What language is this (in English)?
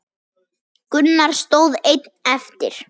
Icelandic